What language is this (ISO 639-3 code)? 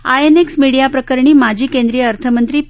mar